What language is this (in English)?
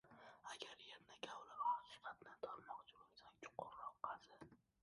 Uzbek